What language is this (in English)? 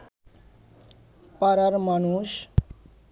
Bangla